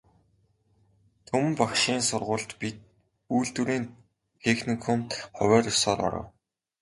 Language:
Mongolian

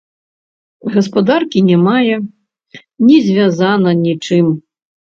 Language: Belarusian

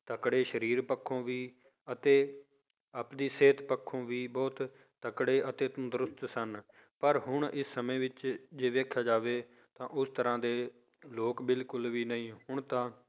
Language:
Punjabi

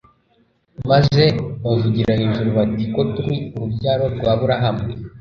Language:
Kinyarwanda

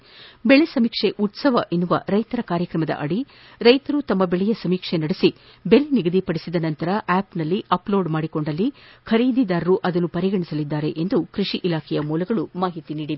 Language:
Kannada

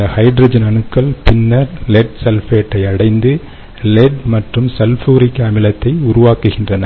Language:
Tamil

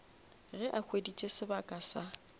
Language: Northern Sotho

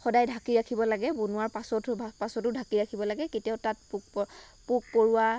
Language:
Assamese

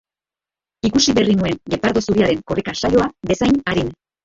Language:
Basque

